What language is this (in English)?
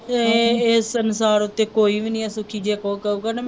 Punjabi